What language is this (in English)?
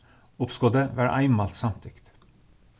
Faroese